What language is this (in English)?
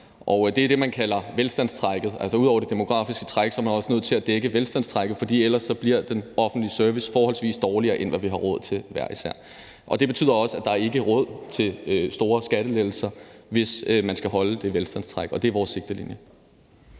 Danish